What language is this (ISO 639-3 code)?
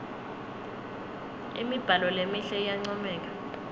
ssw